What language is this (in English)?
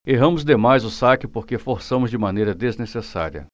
Portuguese